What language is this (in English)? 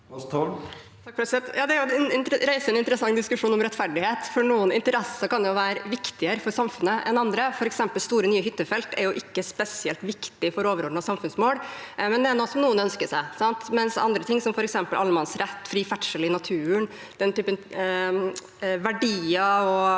Norwegian